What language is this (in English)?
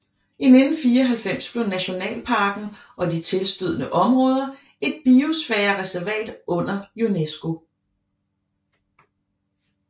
Danish